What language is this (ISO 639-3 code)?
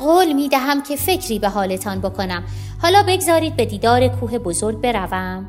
fas